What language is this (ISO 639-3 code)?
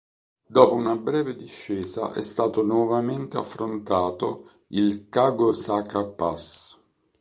ita